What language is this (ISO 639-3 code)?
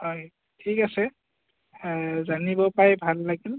asm